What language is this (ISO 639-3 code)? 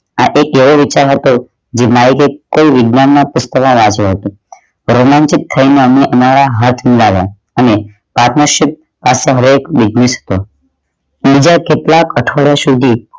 guj